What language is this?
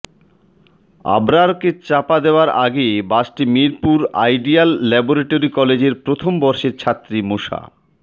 Bangla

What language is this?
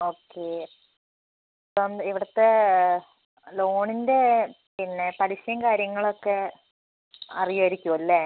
Malayalam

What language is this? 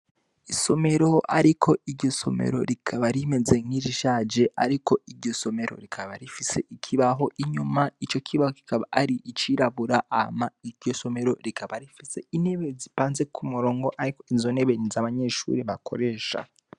Rundi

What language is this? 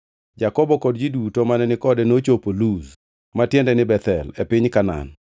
Luo (Kenya and Tanzania)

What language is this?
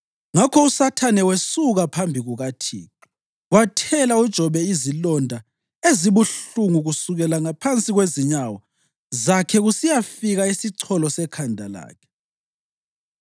North Ndebele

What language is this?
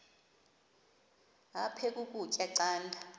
Xhosa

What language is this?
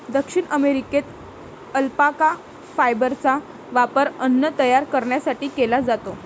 Marathi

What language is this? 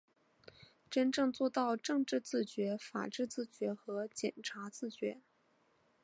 Chinese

